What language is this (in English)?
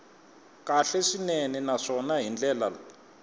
Tsonga